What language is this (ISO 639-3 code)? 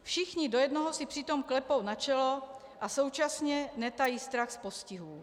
ces